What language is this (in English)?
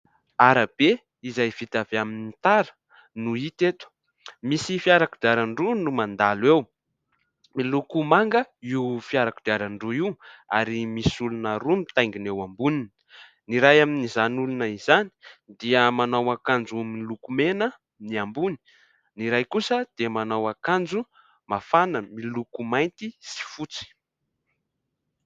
Malagasy